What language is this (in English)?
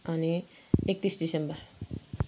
Nepali